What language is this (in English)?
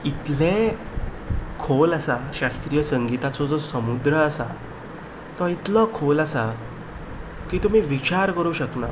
Konkani